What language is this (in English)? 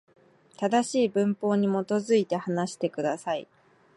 Japanese